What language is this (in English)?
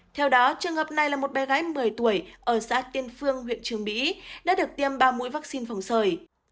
Vietnamese